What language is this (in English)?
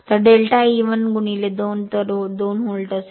Marathi